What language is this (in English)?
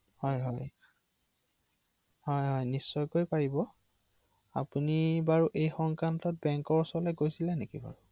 Assamese